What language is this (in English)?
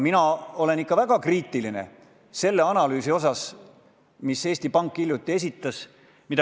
Estonian